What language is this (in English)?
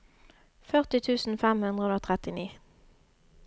Norwegian